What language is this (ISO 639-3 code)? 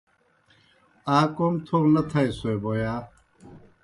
plk